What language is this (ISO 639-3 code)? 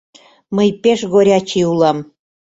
chm